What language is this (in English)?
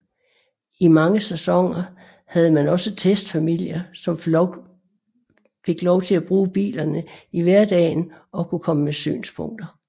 Danish